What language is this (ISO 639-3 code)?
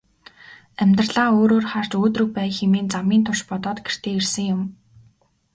mon